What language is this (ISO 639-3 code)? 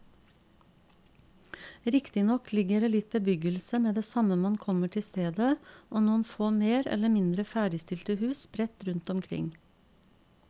nor